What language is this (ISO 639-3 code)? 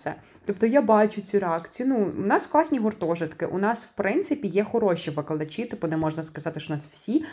ukr